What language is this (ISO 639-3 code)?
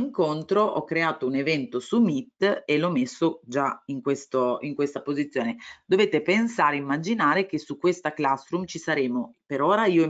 ita